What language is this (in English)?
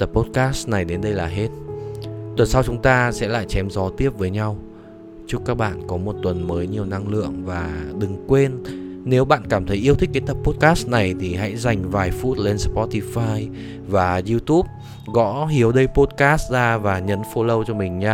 Vietnamese